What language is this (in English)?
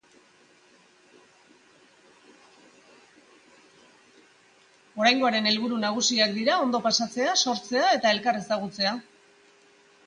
Basque